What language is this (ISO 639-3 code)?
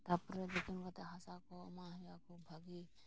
sat